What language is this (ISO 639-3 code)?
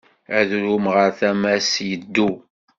kab